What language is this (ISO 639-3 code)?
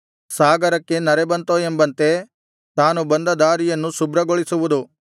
kan